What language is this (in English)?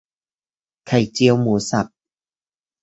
Thai